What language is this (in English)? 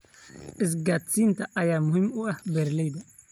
Somali